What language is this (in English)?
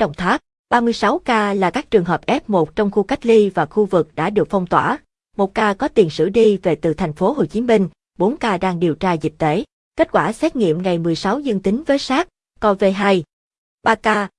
Vietnamese